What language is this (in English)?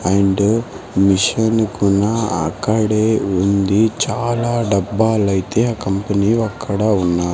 Telugu